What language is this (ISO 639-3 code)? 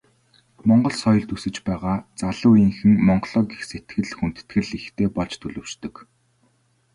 mon